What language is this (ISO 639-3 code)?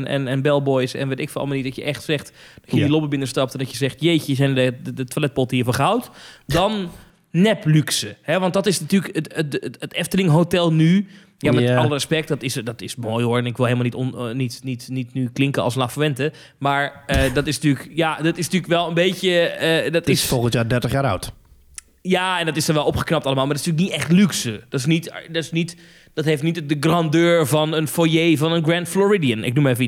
nld